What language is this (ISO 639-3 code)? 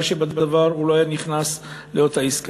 heb